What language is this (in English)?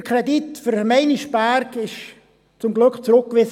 Swiss German